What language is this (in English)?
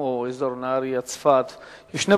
Hebrew